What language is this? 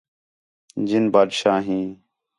Khetrani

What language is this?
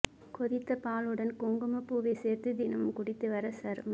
Tamil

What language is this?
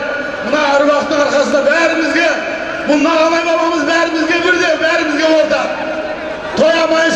Turkish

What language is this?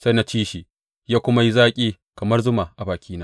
Hausa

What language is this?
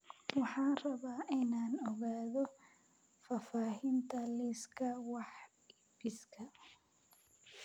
Somali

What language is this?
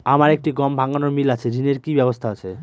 Bangla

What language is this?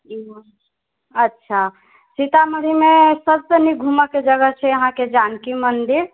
Maithili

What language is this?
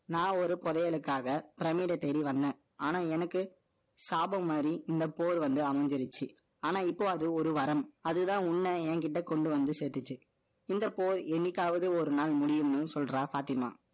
Tamil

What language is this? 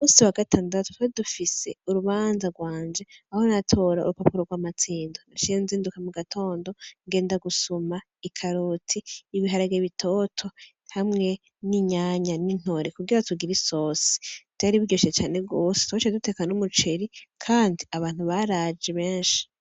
Rundi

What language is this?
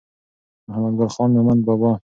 Pashto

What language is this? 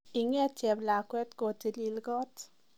Kalenjin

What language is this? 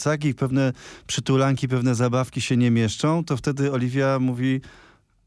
Polish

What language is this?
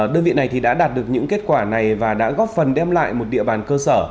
Vietnamese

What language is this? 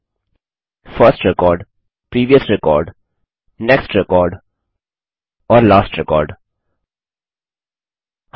Hindi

